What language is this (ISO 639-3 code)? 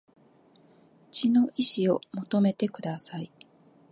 jpn